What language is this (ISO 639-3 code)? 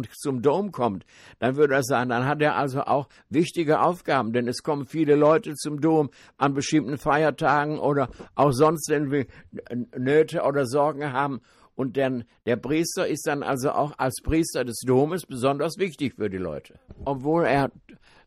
deu